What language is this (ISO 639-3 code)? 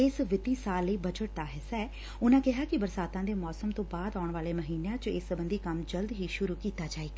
pan